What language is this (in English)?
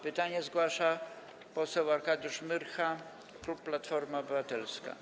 Polish